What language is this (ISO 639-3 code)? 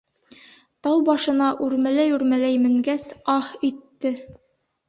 bak